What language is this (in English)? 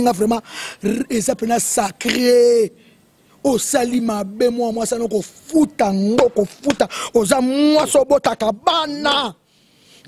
French